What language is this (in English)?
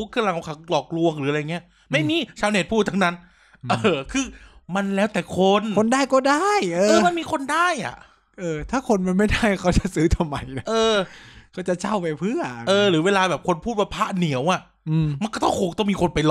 Thai